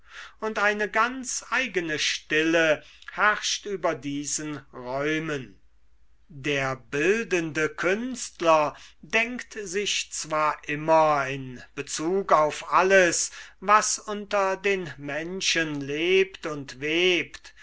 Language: German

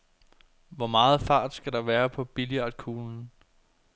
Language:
Danish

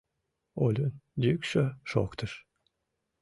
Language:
Mari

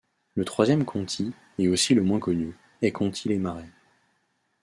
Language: French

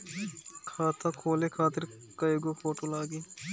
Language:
Bhojpuri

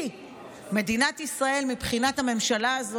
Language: Hebrew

